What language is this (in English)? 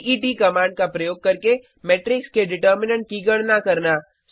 Hindi